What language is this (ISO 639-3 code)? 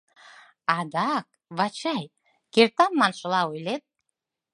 chm